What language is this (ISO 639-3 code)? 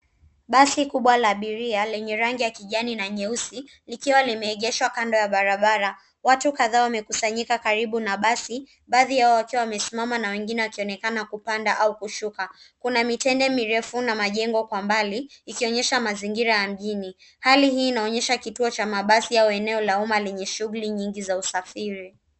swa